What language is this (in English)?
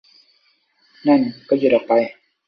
Thai